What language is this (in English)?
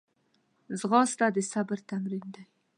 Pashto